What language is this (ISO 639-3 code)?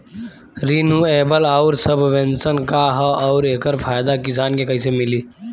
bho